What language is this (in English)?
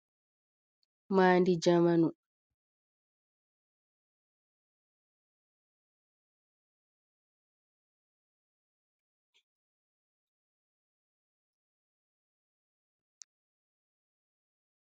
Fula